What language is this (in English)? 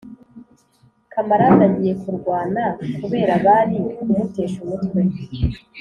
Kinyarwanda